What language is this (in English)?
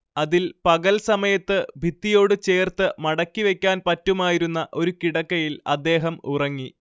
Malayalam